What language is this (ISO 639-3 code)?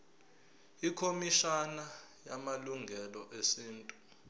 zul